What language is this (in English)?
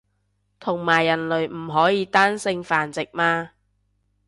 Cantonese